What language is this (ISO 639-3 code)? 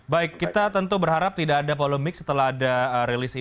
ind